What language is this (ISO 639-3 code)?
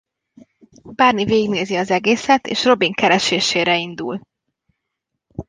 hun